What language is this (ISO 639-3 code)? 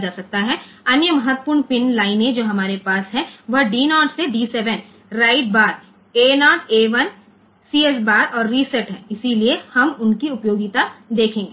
guj